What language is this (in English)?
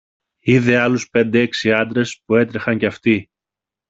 Greek